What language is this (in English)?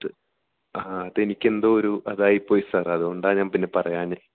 Malayalam